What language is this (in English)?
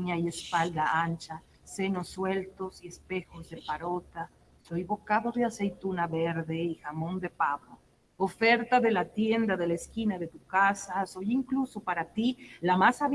Spanish